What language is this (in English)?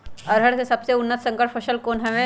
Magahi